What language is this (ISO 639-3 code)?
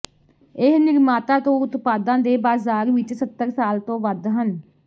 pan